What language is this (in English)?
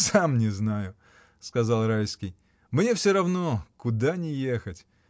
Russian